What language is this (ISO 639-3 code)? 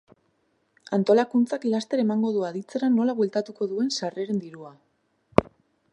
eus